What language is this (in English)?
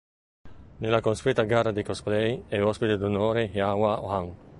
Italian